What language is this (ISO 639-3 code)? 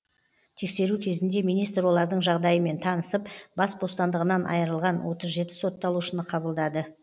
kaz